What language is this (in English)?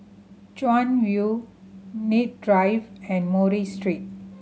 English